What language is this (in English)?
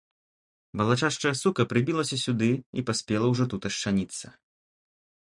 Belarusian